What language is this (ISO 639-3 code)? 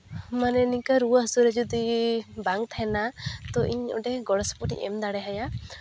sat